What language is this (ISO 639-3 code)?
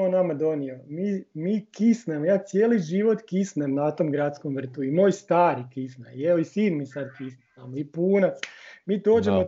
hrv